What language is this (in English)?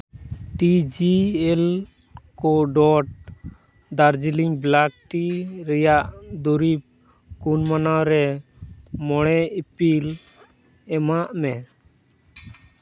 Santali